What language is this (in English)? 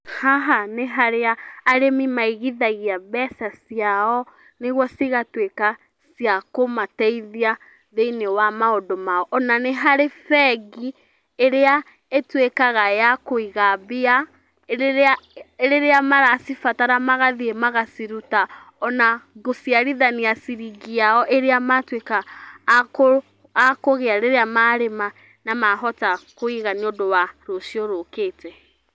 Kikuyu